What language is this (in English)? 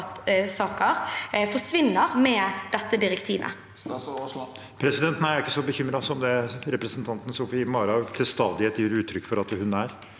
Norwegian